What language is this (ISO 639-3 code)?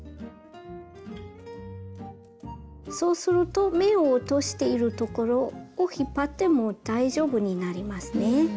jpn